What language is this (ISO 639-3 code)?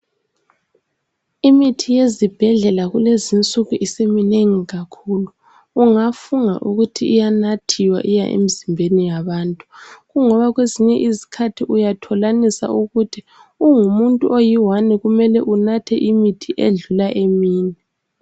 nde